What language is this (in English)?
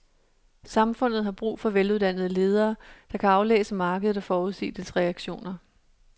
Danish